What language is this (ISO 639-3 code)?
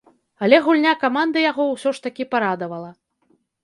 bel